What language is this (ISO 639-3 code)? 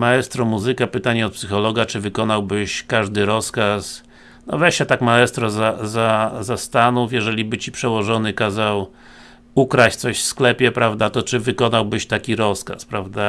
pol